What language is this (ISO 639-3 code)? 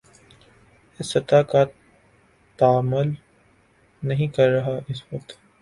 urd